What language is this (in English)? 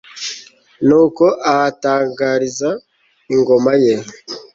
Kinyarwanda